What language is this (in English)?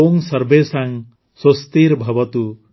Odia